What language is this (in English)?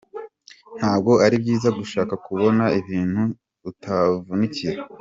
Kinyarwanda